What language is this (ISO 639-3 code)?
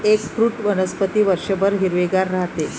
mar